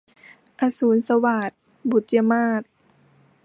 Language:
Thai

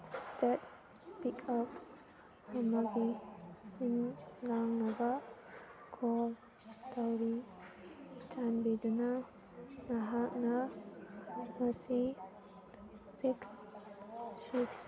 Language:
Manipuri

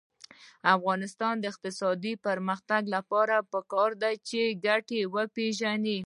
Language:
Pashto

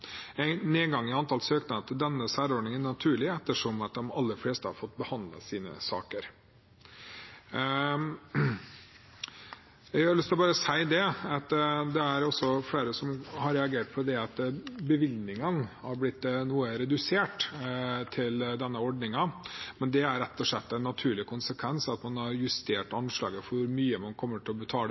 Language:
Norwegian Bokmål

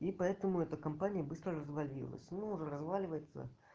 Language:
Russian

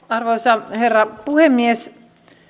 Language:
Finnish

